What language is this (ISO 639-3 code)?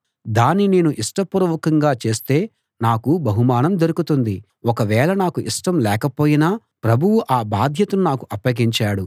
tel